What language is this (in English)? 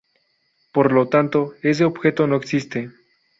Spanish